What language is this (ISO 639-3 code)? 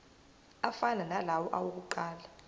zul